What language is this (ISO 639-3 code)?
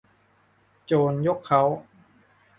tha